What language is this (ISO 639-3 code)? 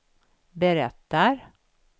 swe